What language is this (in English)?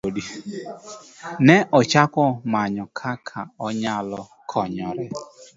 Luo (Kenya and Tanzania)